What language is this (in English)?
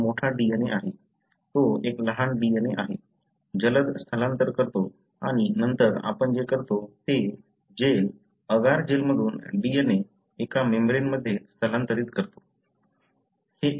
Marathi